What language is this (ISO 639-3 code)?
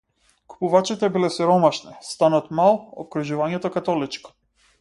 mkd